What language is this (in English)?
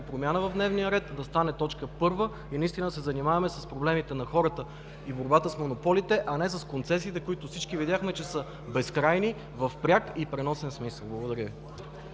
Bulgarian